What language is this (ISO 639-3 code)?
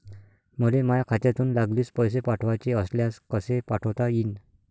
mar